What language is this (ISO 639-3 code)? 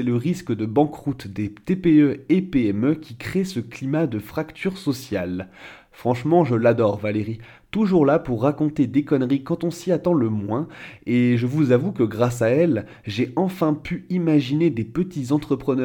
fra